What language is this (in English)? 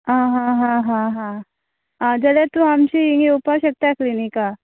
Konkani